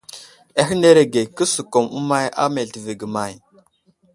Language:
Wuzlam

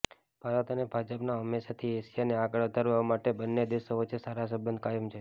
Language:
Gujarati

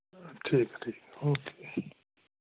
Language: Dogri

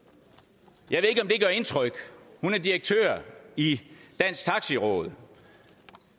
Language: Danish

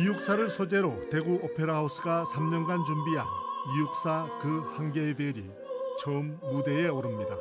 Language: Korean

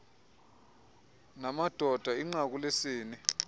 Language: Xhosa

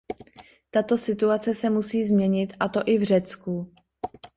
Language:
Czech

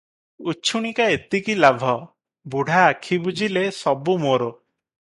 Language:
Odia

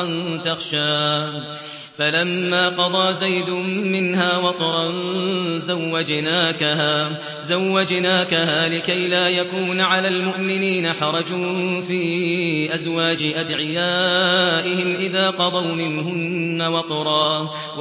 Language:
Arabic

